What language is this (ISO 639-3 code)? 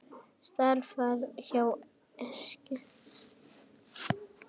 isl